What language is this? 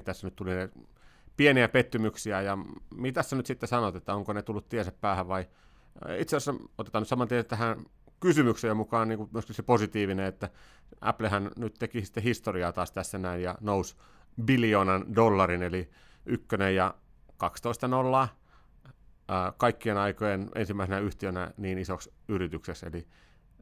Finnish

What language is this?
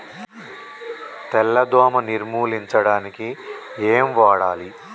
Telugu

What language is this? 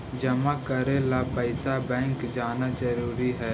Magahi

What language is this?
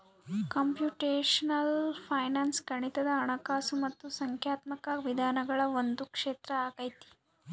Kannada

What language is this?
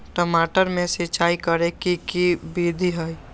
Magahi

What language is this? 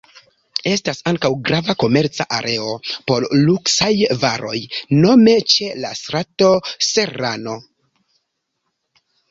Esperanto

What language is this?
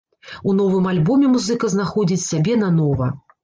Belarusian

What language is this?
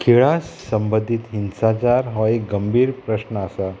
Konkani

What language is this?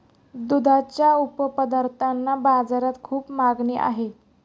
Marathi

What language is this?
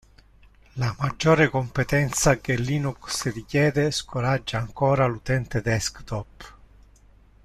Italian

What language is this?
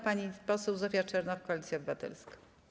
Polish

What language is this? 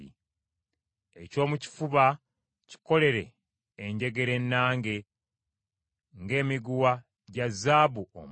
Ganda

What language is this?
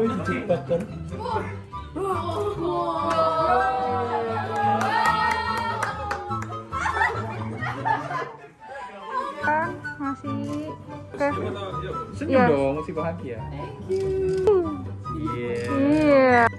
Indonesian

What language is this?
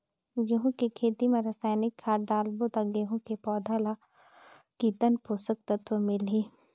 Chhattisgarhi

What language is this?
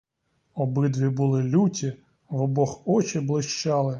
Ukrainian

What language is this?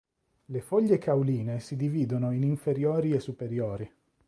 Italian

